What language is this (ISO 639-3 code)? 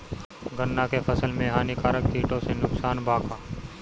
bho